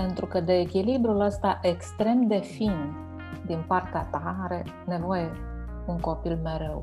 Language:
Romanian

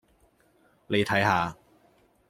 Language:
Cantonese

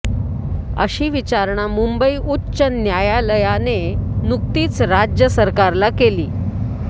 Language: Marathi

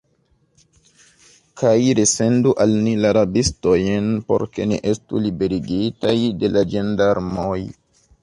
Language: Esperanto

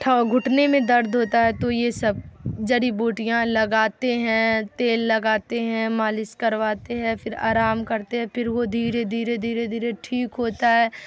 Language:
Urdu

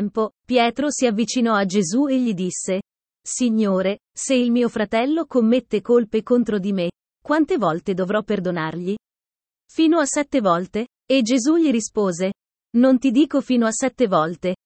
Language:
Italian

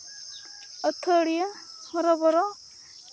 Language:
Santali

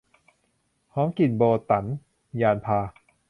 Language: Thai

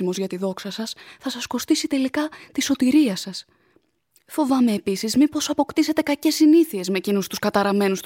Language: Greek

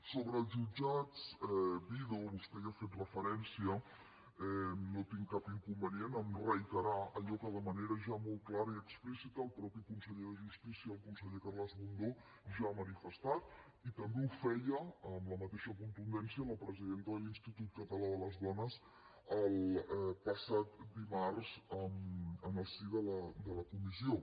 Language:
Catalan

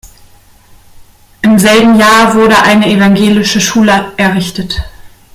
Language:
German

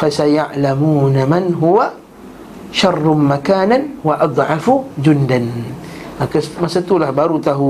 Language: Malay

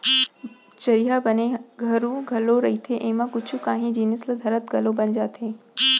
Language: Chhattisgarhi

